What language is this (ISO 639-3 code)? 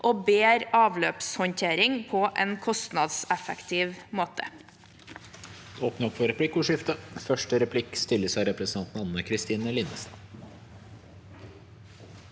nor